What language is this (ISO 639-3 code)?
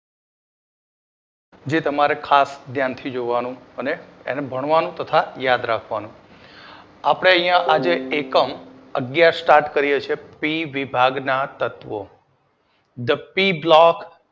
guj